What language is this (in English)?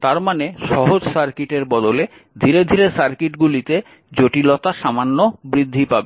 Bangla